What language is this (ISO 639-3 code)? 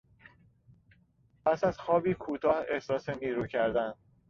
fas